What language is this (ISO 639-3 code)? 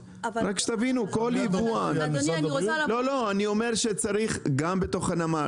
heb